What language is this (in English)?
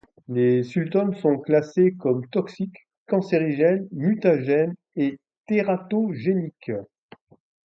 French